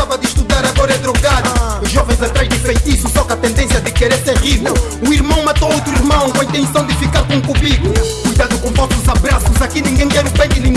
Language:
Portuguese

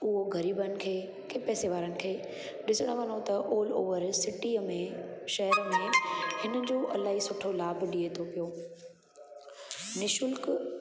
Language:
Sindhi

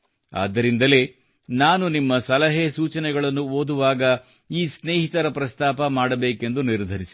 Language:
Kannada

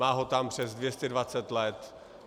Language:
Czech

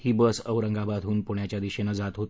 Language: Marathi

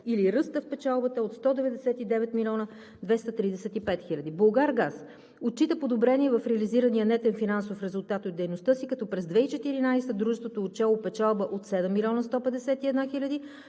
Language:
Bulgarian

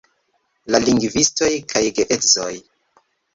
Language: Esperanto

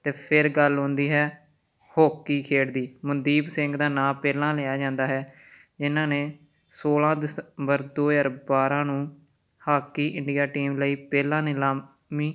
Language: Punjabi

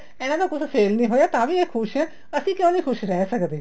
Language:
Punjabi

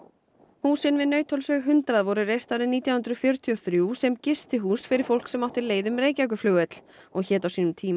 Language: Icelandic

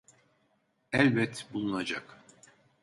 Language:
Turkish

